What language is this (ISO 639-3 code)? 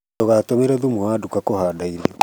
kik